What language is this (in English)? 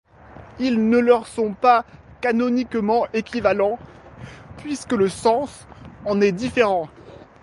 French